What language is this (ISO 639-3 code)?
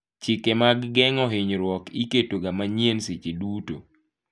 luo